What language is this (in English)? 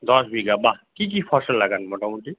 Bangla